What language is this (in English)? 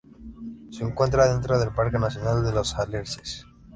Spanish